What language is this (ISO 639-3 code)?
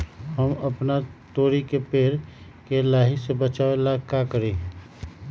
mag